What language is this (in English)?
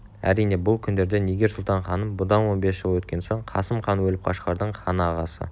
Kazakh